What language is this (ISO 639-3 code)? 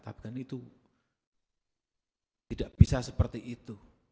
ind